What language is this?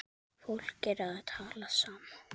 Icelandic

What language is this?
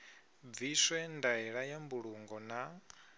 Venda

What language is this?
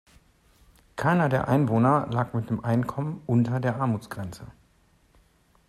German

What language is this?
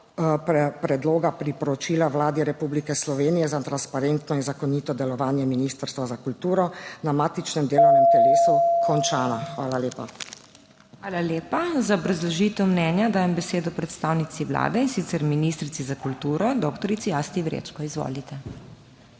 Slovenian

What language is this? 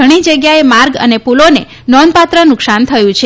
Gujarati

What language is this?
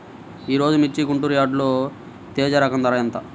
Telugu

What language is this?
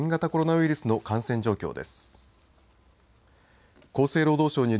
Japanese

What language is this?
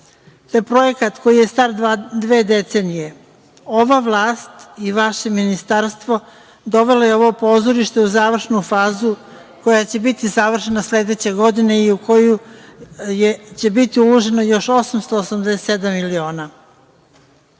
Serbian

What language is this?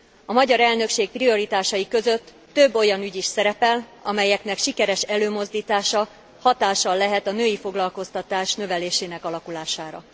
Hungarian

